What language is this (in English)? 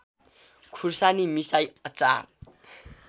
Nepali